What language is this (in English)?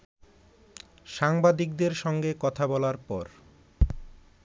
Bangla